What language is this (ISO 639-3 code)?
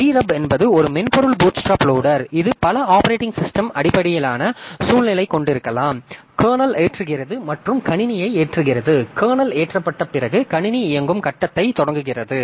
tam